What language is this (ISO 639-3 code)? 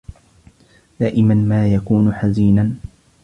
ara